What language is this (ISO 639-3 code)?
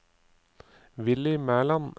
nor